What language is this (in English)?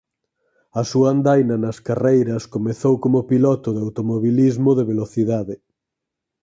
Galician